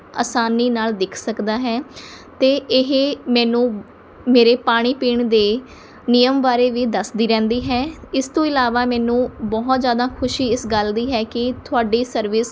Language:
Punjabi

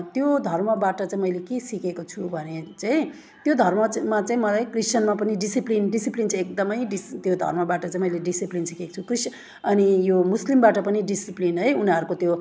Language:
Nepali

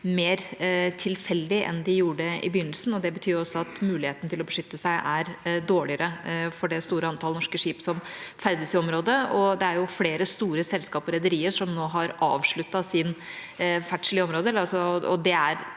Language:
Norwegian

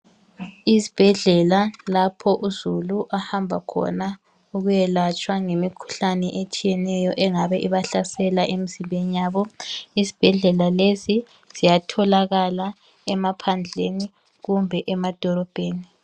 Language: North Ndebele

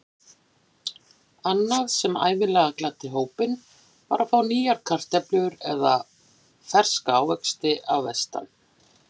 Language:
Icelandic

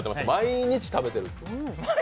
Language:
Japanese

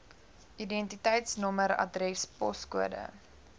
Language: Afrikaans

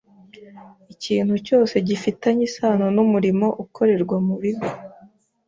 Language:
Kinyarwanda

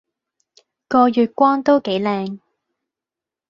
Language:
Cantonese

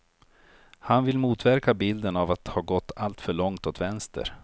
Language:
Swedish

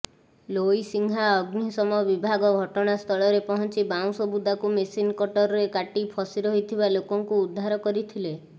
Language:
Odia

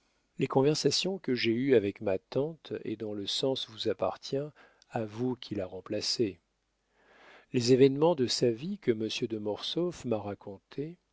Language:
French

